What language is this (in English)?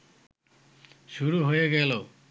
Bangla